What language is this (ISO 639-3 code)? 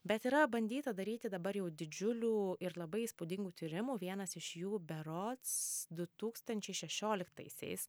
lit